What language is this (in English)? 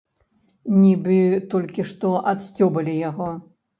Belarusian